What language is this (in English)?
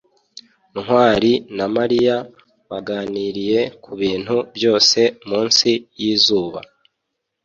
Kinyarwanda